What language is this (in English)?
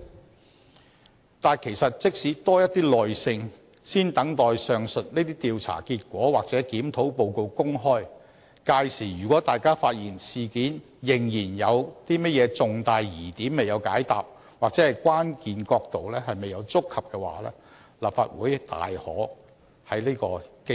Cantonese